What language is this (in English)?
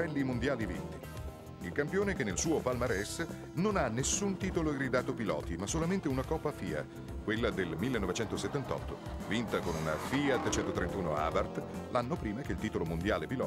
Italian